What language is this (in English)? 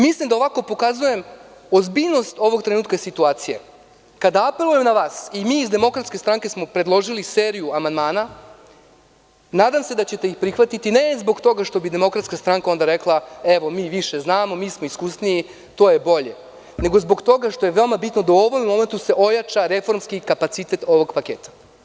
Serbian